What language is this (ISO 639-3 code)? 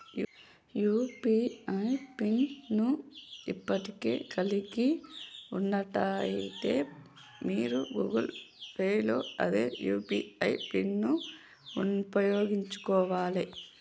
tel